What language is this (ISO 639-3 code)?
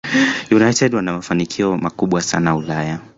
swa